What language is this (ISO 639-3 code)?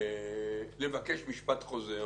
heb